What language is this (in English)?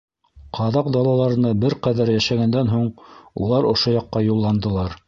Bashkir